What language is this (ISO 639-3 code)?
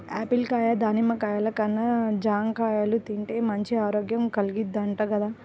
tel